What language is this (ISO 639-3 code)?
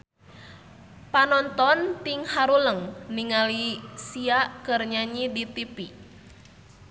sun